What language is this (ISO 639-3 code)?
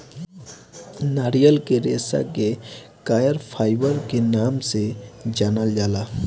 bho